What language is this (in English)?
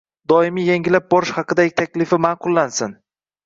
Uzbek